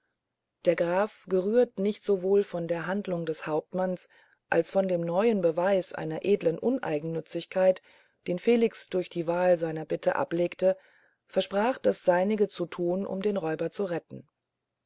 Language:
German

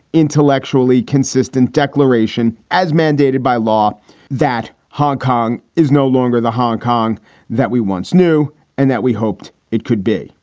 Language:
English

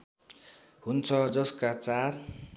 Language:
Nepali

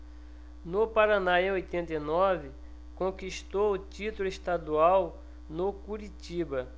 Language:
Portuguese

